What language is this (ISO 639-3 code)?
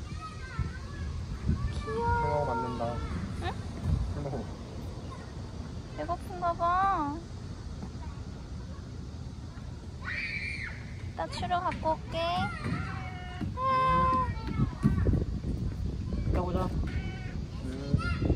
kor